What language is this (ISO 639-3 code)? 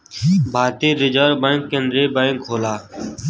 bho